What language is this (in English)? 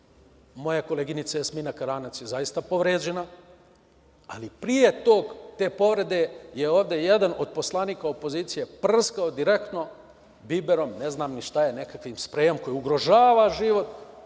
Serbian